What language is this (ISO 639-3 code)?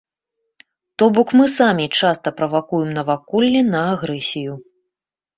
bel